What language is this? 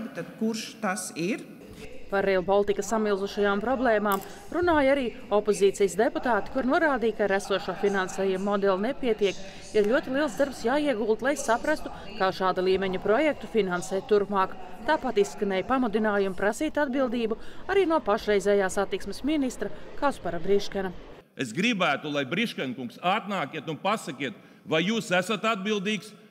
Latvian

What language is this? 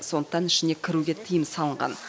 Kazakh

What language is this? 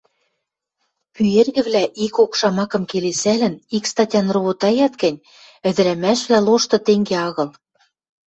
Western Mari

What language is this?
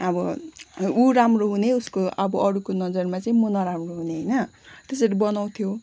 Nepali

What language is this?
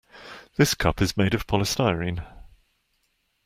English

